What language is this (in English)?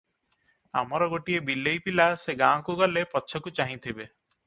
Odia